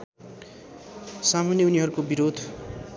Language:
Nepali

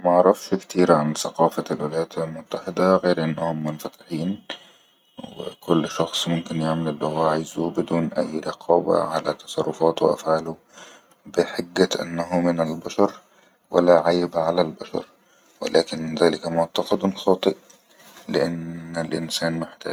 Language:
Egyptian Arabic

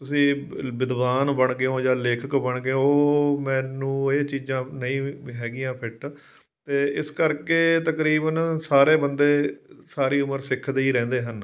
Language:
Punjabi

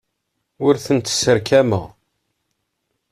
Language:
Kabyle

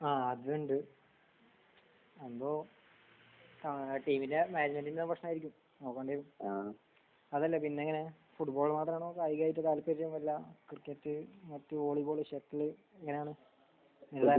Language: Malayalam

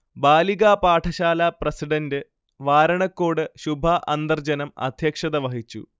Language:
Malayalam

